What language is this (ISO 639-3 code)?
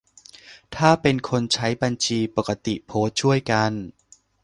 tha